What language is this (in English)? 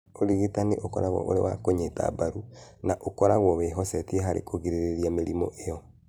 Kikuyu